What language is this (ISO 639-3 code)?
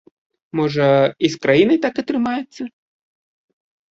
bel